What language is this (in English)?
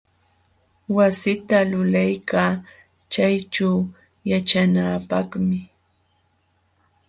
Jauja Wanca Quechua